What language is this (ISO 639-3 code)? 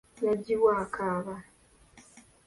lug